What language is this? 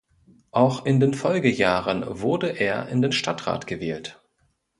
German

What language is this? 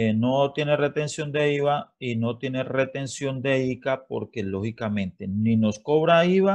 Spanish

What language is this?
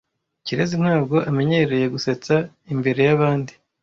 Kinyarwanda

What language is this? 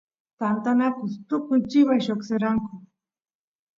Santiago del Estero Quichua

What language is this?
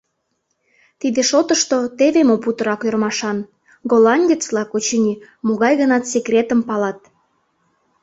Mari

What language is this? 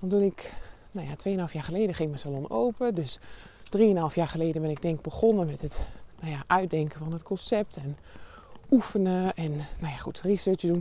Dutch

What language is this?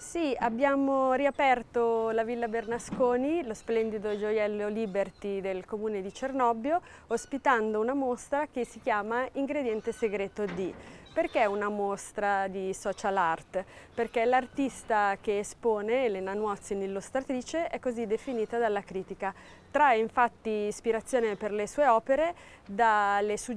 Italian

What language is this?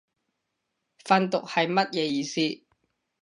Cantonese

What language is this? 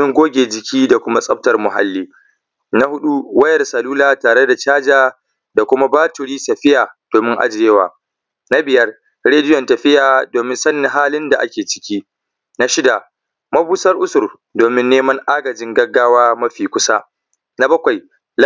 Hausa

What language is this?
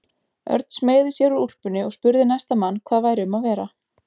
Icelandic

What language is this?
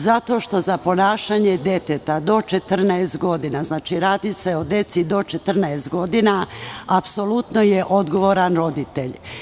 Serbian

